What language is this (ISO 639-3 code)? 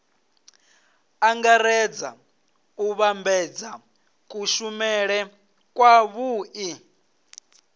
ven